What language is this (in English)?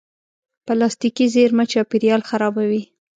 Pashto